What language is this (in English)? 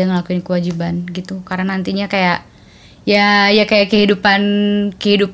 Indonesian